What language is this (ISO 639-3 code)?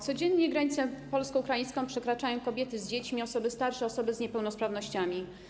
pol